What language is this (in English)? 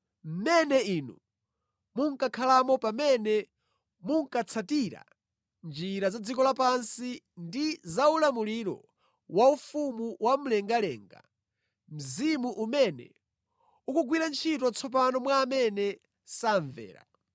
Nyanja